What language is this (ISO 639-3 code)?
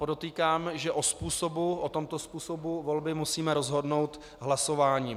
ces